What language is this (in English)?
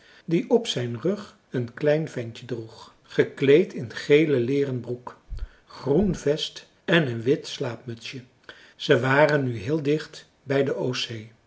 Dutch